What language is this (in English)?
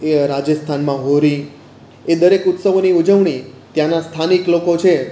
Gujarati